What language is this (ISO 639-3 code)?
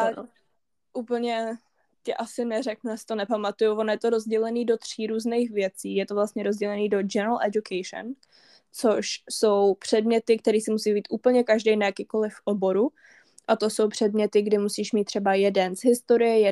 ces